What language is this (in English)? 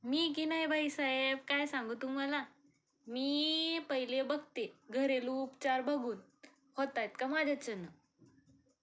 Marathi